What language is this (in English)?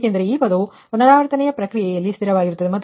Kannada